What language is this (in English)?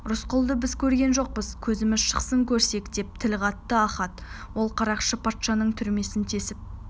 Kazakh